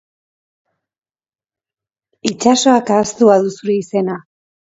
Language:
Basque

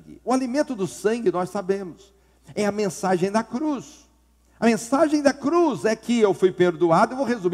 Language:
Portuguese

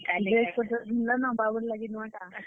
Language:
Odia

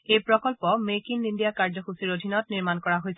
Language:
Assamese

